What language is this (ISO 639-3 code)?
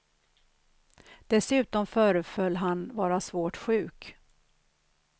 swe